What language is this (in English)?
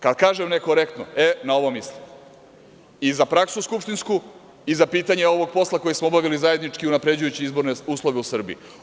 Serbian